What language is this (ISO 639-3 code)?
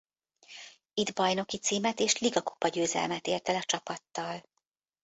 hun